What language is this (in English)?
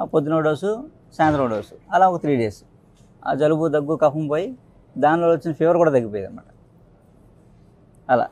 Telugu